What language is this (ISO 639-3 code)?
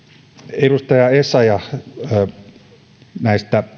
fin